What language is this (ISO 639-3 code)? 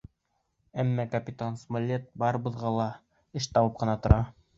bak